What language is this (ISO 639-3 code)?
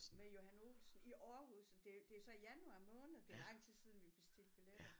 dan